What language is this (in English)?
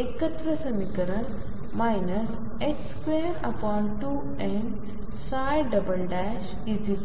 Marathi